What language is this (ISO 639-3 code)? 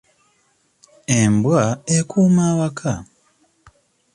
lug